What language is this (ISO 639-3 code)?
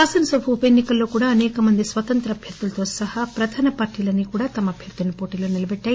tel